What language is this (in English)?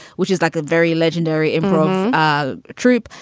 English